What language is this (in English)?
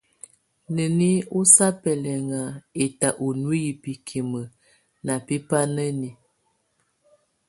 Tunen